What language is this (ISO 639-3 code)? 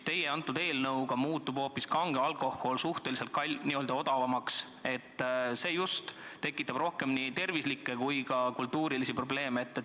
est